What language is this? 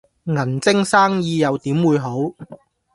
Cantonese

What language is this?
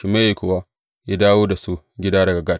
Hausa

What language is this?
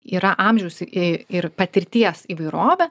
Lithuanian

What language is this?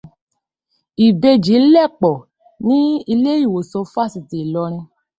Yoruba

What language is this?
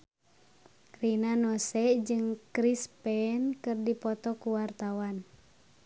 Sundanese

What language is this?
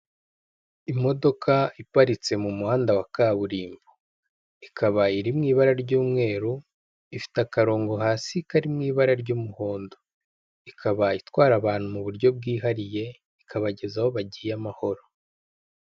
Kinyarwanda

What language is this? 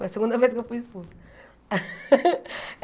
Portuguese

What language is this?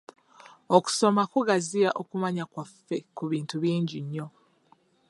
Ganda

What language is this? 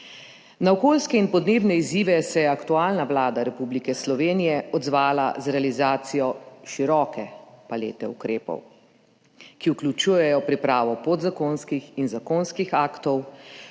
Slovenian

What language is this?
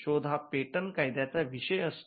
Marathi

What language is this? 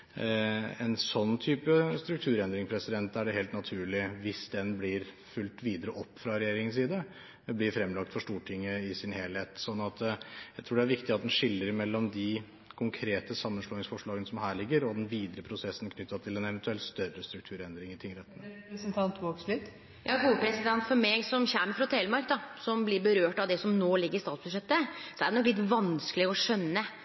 Norwegian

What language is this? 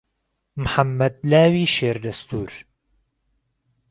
Central Kurdish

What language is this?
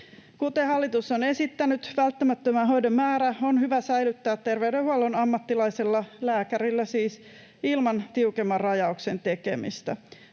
Finnish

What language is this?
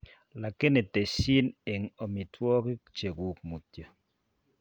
Kalenjin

